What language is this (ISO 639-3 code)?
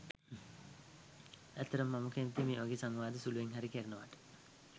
sin